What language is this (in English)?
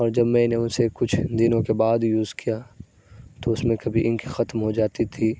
Urdu